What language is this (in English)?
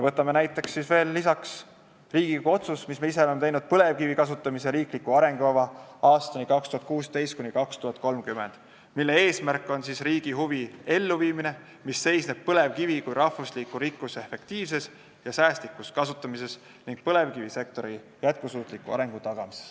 Estonian